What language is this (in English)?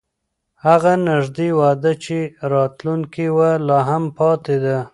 Pashto